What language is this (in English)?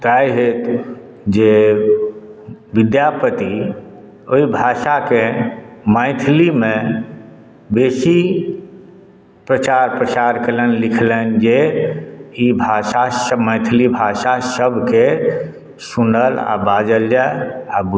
Maithili